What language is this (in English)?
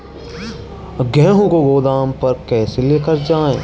Hindi